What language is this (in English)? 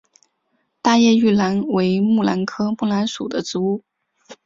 Chinese